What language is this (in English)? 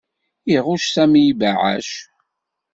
Kabyle